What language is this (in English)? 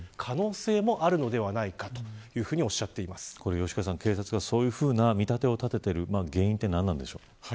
Japanese